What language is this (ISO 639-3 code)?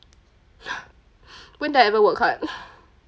eng